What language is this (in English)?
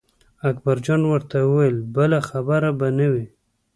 Pashto